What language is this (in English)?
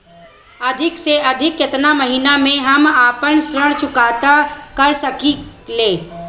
Bhojpuri